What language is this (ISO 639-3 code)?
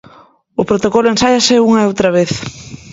glg